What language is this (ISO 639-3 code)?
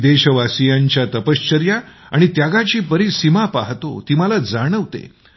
mar